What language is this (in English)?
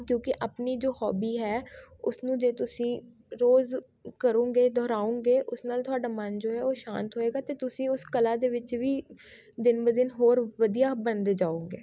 Punjabi